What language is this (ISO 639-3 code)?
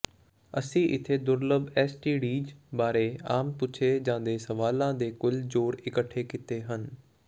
pan